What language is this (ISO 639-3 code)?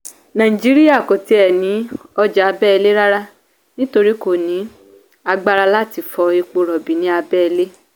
yor